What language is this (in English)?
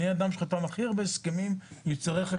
Hebrew